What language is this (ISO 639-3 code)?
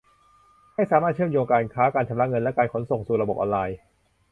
tha